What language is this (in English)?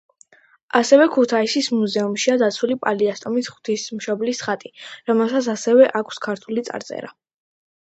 Georgian